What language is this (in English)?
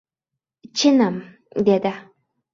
Uzbek